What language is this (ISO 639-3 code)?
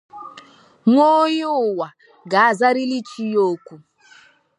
ibo